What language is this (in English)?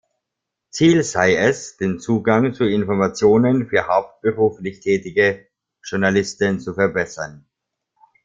German